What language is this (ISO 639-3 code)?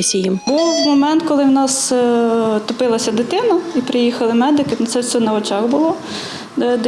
ukr